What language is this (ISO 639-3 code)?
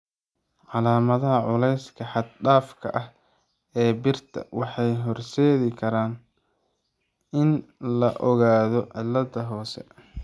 som